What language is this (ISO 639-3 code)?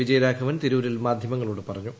mal